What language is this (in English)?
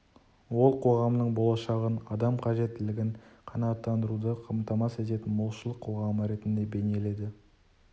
Kazakh